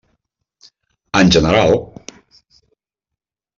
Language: Catalan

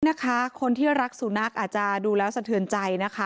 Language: Thai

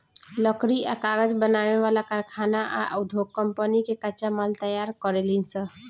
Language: Bhojpuri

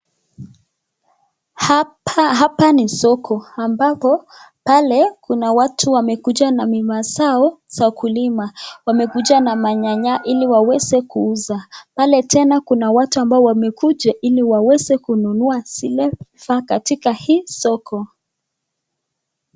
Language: Swahili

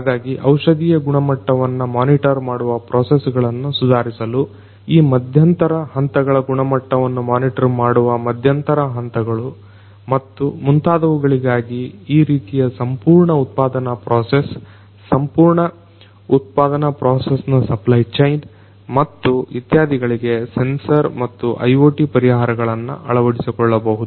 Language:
Kannada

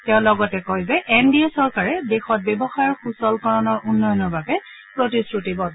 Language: Assamese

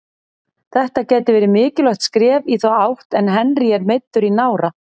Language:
Icelandic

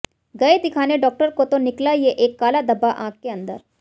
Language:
Hindi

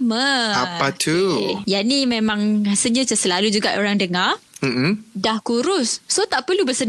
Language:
Malay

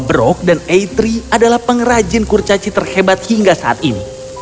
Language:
Indonesian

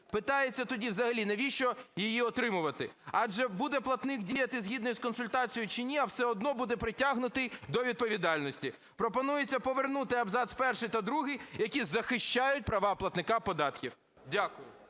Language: Ukrainian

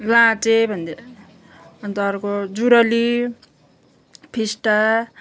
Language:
Nepali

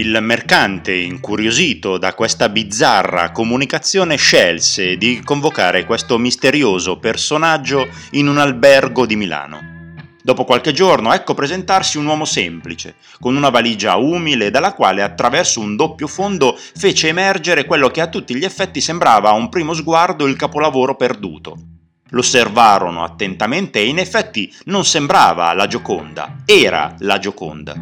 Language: Italian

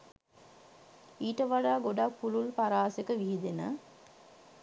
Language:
Sinhala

